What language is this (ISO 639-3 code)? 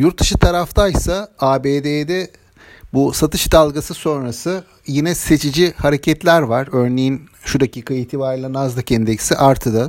tur